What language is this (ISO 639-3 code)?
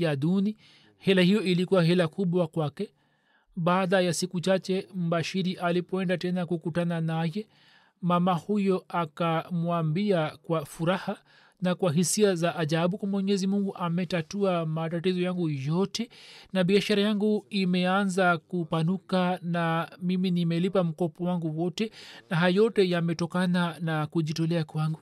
swa